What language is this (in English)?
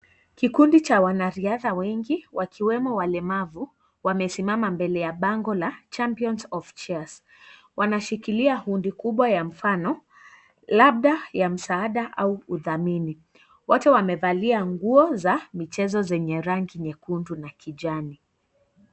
Swahili